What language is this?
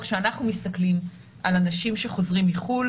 Hebrew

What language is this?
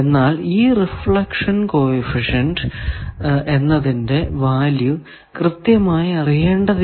Malayalam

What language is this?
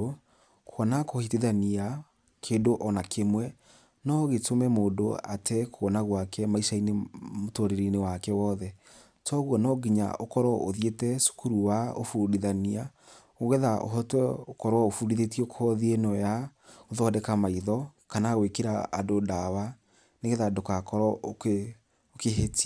Kikuyu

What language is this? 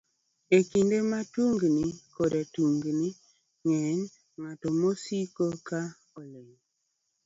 Luo (Kenya and Tanzania)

